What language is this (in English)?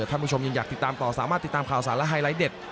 Thai